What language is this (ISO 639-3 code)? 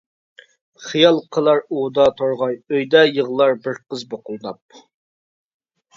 uig